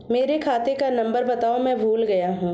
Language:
Hindi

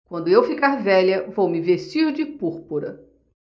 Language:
Portuguese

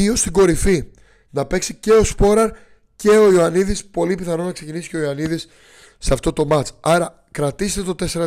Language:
Greek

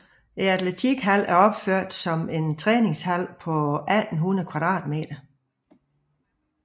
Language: Danish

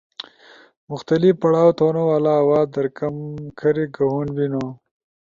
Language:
Ushojo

